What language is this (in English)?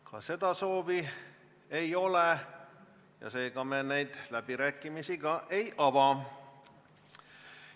Estonian